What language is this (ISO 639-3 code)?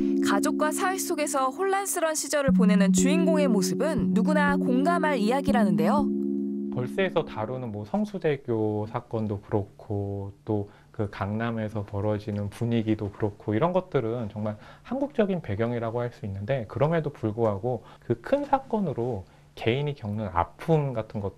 kor